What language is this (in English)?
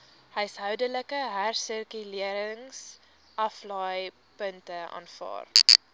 Afrikaans